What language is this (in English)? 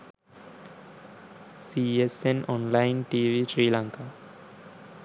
Sinhala